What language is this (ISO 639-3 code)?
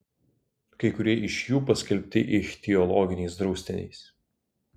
lit